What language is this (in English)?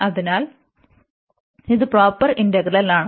Malayalam